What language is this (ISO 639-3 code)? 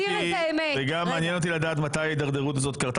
heb